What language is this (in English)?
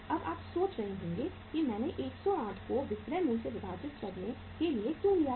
Hindi